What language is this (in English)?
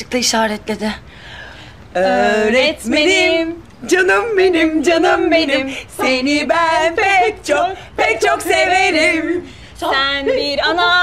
Turkish